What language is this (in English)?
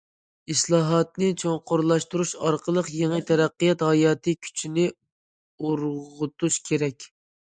Uyghur